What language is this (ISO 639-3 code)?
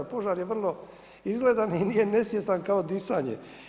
hrv